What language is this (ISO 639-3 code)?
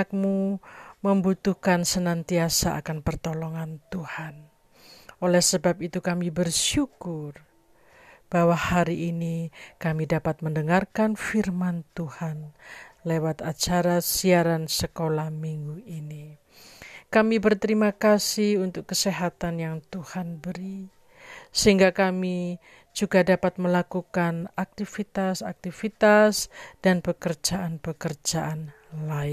ind